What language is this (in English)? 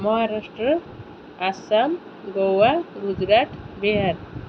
Odia